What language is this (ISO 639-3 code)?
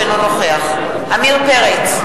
heb